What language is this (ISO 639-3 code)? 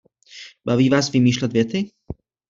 ces